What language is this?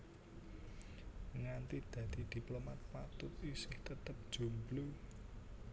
Javanese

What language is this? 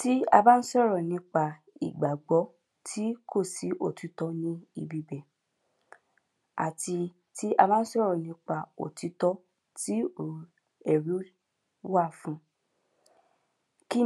Yoruba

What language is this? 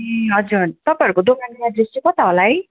Nepali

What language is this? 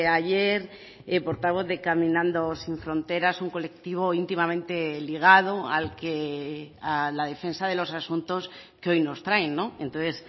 Spanish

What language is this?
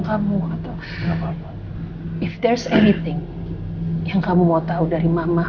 Indonesian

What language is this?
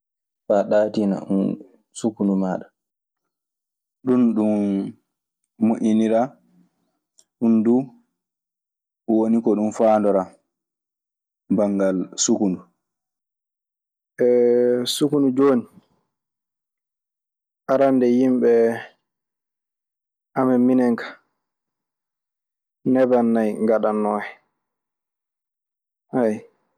Maasina Fulfulde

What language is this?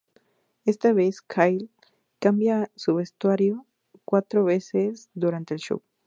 Spanish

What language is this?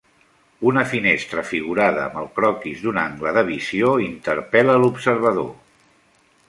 Catalan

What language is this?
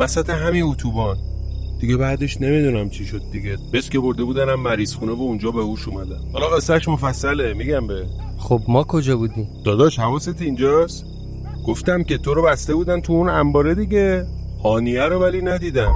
Persian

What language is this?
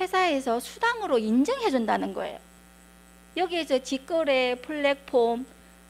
Korean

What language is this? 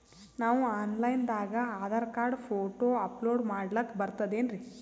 Kannada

